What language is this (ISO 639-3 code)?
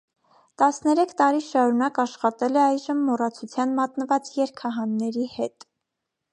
hye